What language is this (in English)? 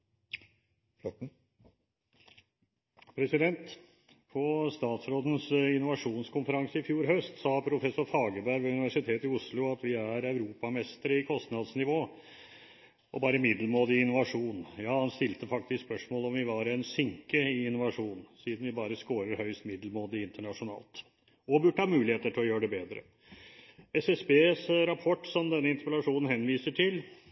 Norwegian Bokmål